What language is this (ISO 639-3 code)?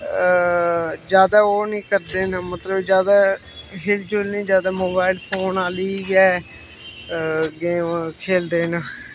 doi